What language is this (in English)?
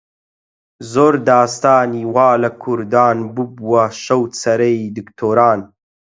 Central Kurdish